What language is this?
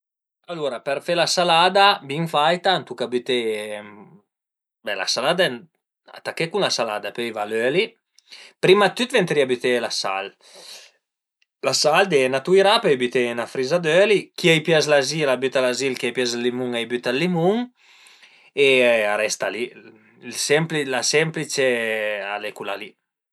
Piedmontese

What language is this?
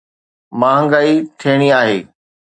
Sindhi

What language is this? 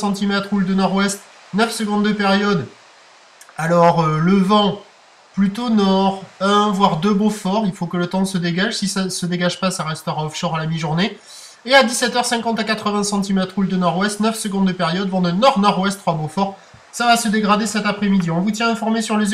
French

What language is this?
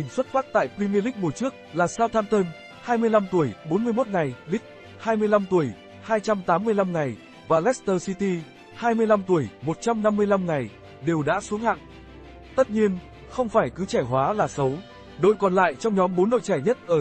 Vietnamese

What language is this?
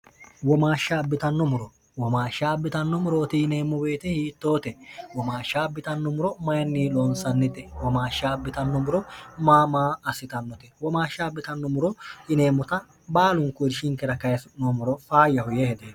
Sidamo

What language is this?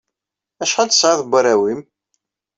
Kabyle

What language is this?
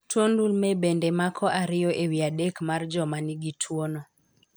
Luo (Kenya and Tanzania)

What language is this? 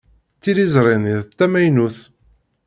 Kabyle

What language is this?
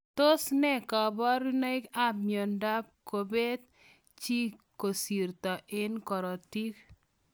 Kalenjin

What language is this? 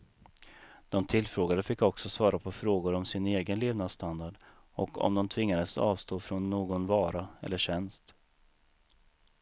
Swedish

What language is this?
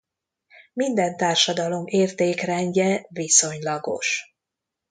Hungarian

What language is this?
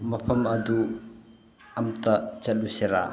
Manipuri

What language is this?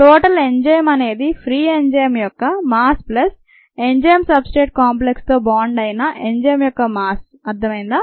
Telugu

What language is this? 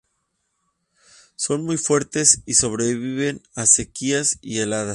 Spanish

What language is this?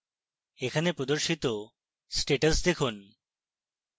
Bangla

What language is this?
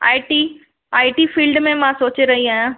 Sindhi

